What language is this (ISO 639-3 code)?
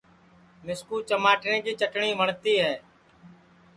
ssi